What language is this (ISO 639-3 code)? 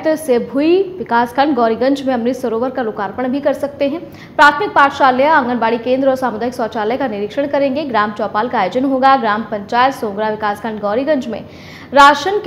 hin